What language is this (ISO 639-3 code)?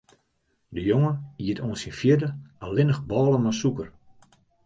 fry